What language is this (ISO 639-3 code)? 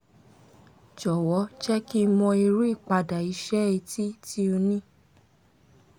yor